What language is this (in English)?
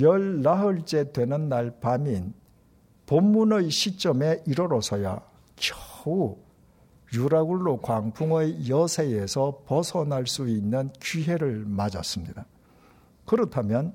Korean